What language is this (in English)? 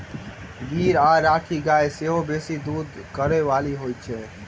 Maithili